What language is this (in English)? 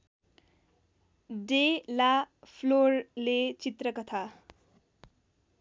Nepali